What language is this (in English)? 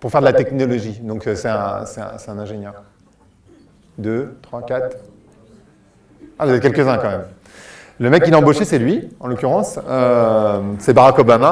French